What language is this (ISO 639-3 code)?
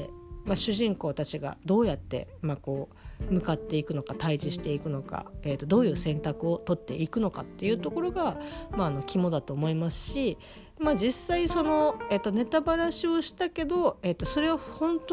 jpn